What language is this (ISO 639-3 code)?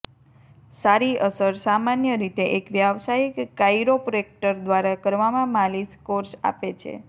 guj